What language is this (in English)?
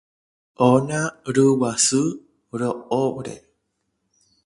Guarani